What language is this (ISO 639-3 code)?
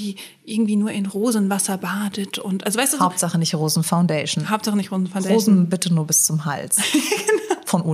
deu